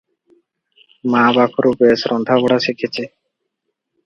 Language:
Odia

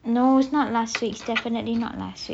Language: English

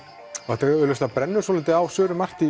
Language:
Icelandic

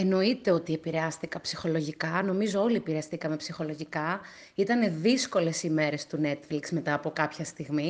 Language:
Greek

